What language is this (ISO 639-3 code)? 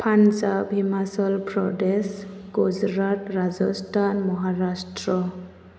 brx